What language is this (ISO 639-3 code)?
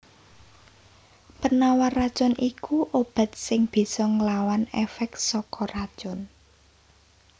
jav